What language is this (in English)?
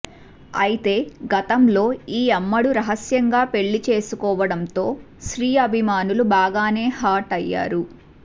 Telugu